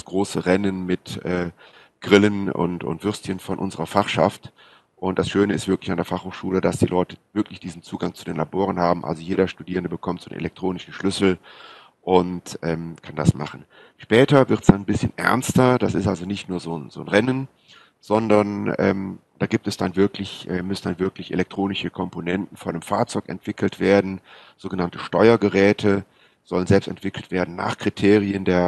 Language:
German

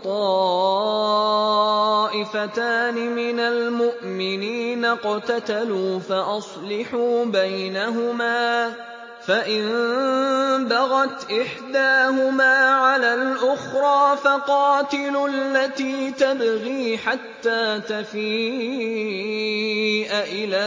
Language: Arabic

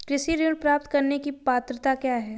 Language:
Hindi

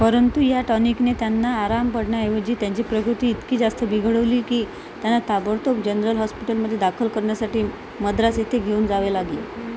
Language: Marathi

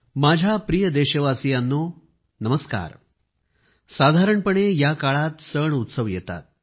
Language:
Marathi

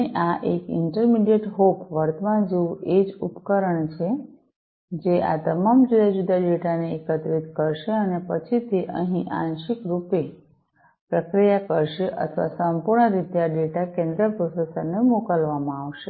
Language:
Gujarati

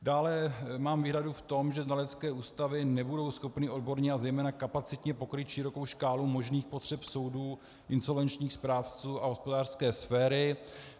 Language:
Czech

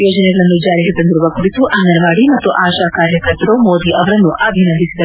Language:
Kannada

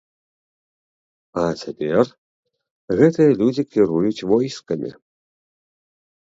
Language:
Belarusian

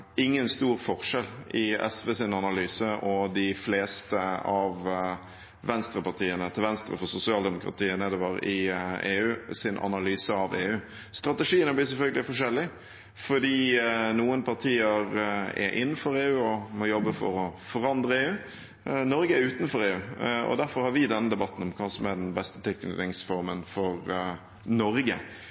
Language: Norwegian Bokmål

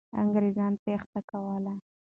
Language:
Pashto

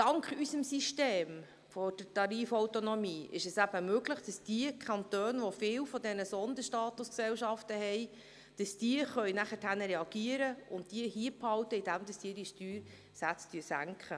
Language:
Swiss German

